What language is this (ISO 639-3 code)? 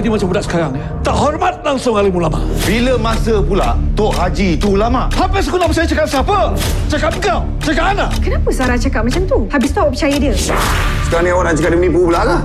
msa